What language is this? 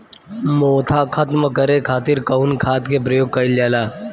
Bhojpuri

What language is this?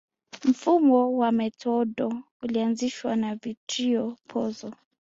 Swahili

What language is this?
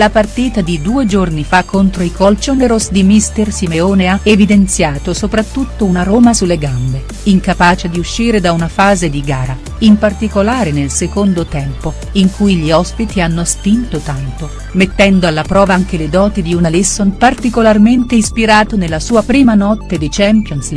Italian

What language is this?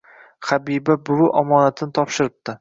Uzbek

